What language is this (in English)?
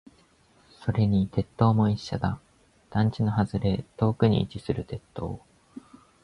Japanese